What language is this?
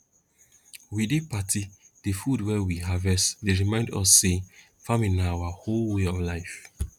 Nigerian Pidgin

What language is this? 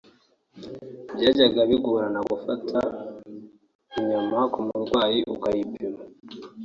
Kinyarwanda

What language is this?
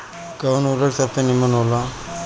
Bhojpuri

